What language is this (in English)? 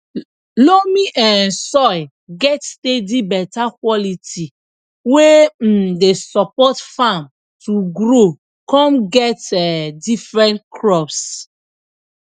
Nigerian Pidgin